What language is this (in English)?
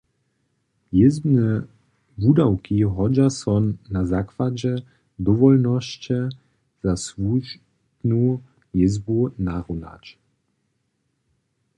Upper Sorbian